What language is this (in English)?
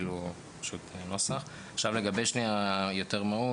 Hebrew